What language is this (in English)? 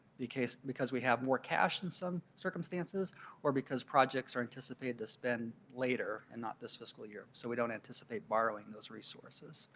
English